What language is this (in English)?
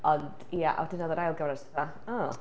Welsh